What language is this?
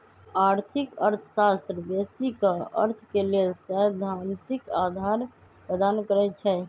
Magahi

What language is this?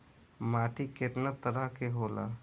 Bhojpuri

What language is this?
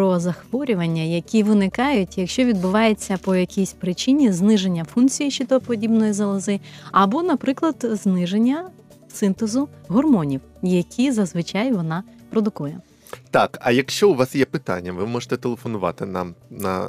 Ukrainian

